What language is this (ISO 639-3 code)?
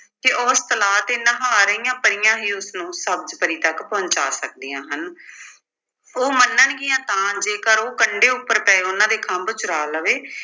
pan